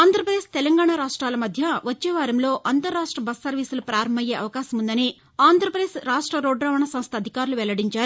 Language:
Telugu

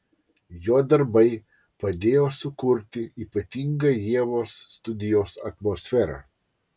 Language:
Lithuanian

